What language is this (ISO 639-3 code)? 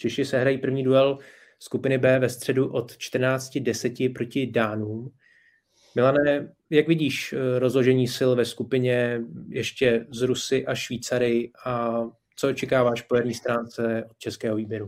ces